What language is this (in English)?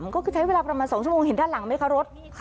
Thai